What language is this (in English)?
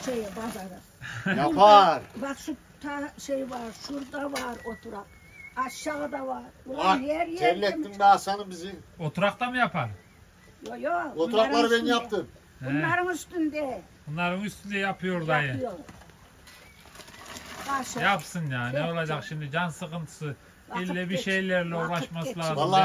Turkish